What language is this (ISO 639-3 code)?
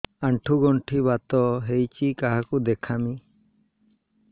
ori